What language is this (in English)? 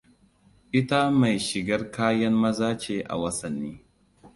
Hausa